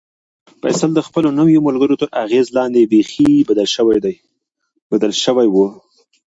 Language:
Pashto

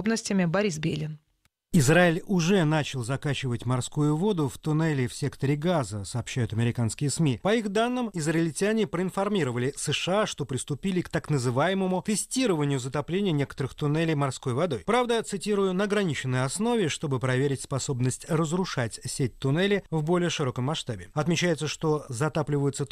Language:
Russian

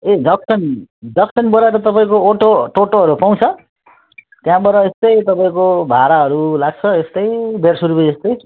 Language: Nepali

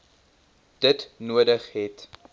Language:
Afrikaans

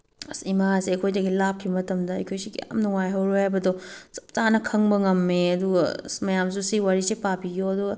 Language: Manipuri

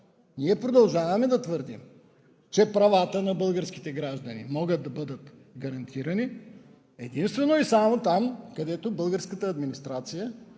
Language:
Bulgarian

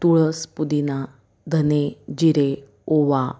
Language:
Marathi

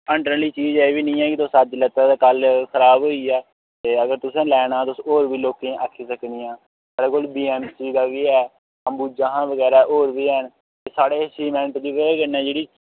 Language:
Dogri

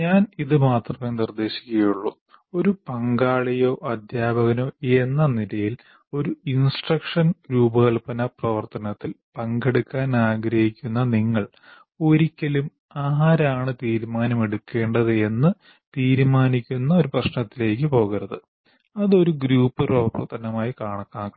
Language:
Malayalam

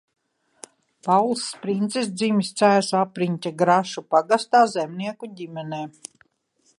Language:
Latvian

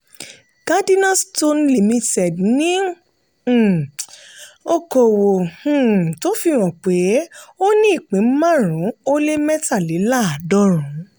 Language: Yoruba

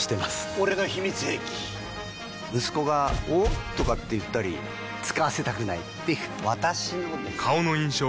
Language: Japanese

